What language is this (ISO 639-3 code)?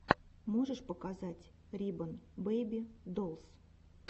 rus